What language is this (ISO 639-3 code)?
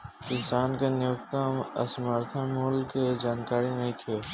bho